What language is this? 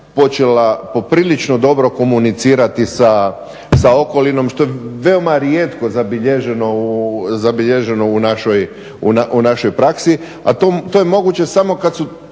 Croatian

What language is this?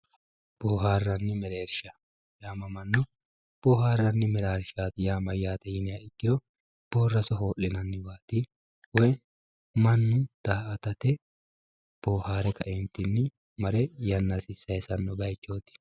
Sidamo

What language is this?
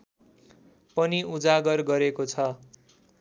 Nepali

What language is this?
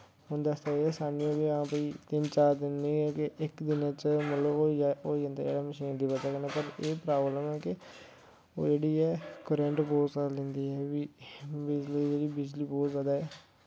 Dogri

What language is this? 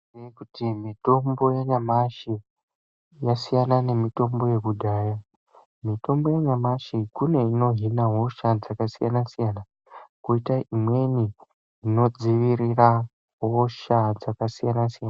Ndau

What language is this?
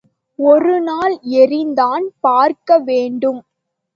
Tamil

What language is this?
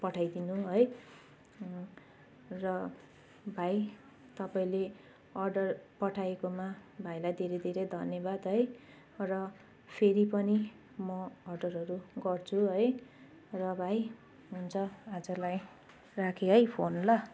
Nepali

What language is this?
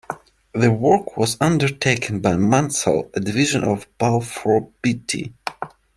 English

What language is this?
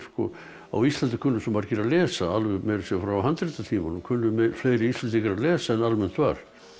Icelandic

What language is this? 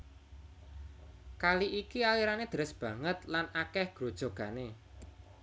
Javanese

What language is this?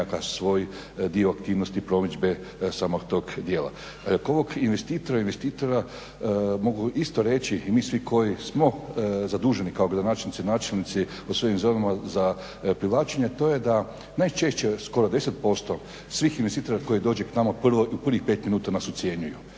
Croatian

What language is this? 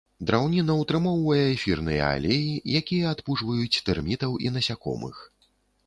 Belarusian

